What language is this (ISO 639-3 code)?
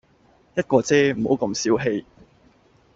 yue